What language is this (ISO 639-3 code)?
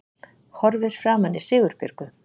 isl